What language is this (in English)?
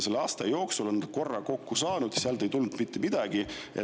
Estonian